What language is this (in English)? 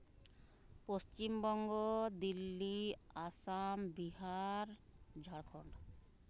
Santali